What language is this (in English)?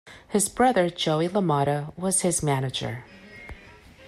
English